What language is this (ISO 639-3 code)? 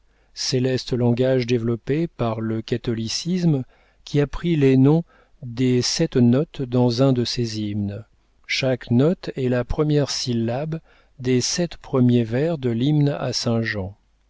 fra